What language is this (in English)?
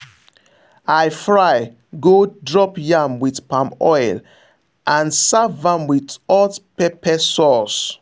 Nigerian Pidgin